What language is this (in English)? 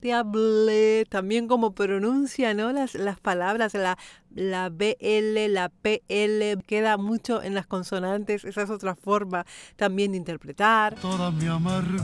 Spanish